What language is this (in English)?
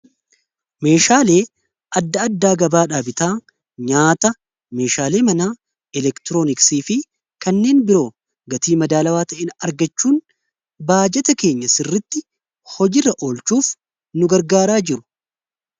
Oromo